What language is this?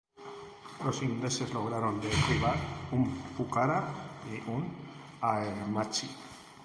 Spanish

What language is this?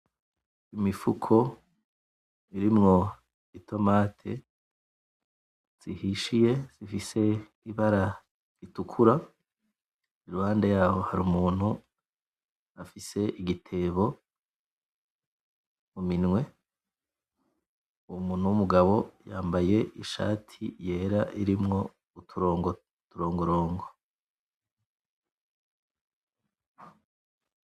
Rundi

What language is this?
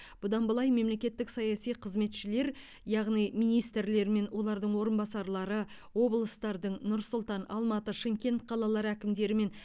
Kazakh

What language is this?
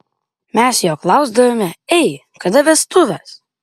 Lithuanian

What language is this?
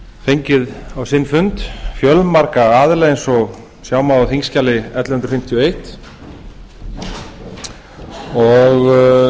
Icelandic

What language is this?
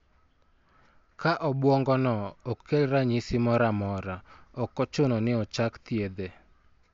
Luo (Kenya and Tanzania)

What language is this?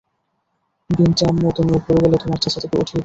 Bangla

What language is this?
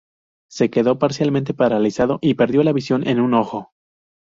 Spanish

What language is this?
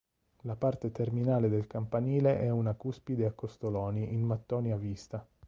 Italian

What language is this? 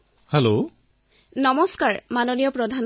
Assamese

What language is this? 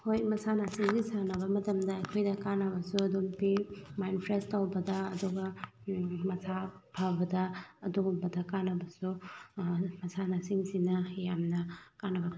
Manipuri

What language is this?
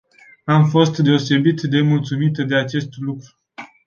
Romanian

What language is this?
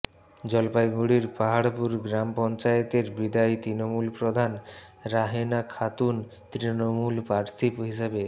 Bangla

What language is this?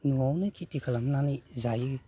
Bodo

